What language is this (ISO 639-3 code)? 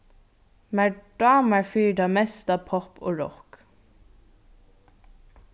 fao